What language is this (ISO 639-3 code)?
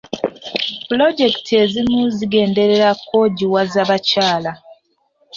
lug